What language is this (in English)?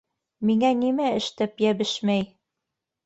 Bashkir